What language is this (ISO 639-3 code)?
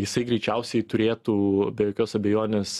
lit